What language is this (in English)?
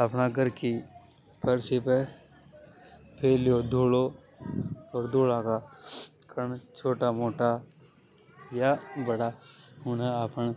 Hadothi